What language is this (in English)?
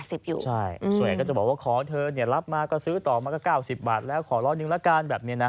Thai